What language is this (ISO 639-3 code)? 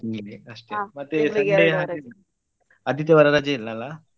kan